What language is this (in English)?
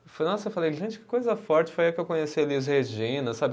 Portuguese